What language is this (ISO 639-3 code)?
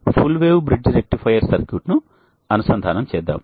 tel